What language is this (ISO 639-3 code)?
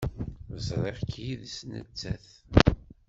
kab